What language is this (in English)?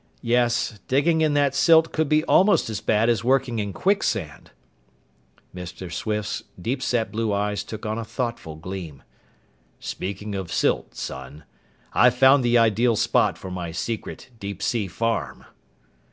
English